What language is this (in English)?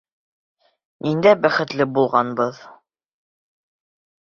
Bashkir